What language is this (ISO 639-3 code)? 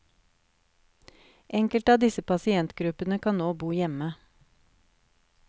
nor